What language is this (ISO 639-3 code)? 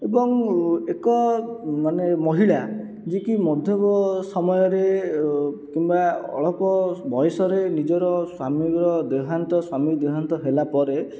ori